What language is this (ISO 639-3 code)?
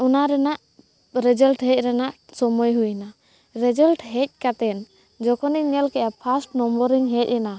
sat